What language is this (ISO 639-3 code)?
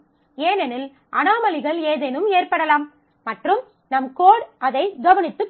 tam